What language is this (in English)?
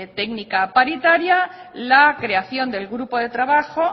Spanish